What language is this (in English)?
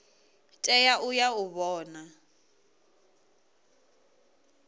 Venda